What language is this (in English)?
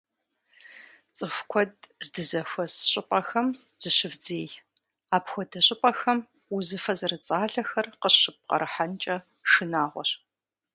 Kabardian